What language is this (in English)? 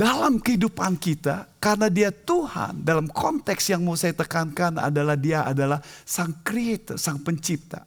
Indonesian